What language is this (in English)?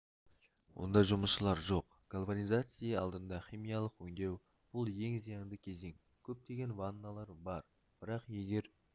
Kazakh